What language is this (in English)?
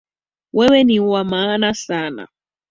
Swahili